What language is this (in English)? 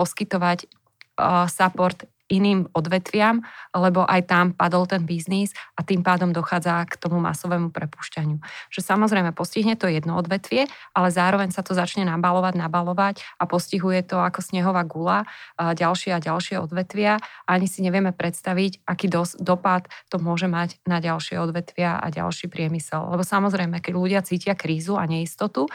Slovak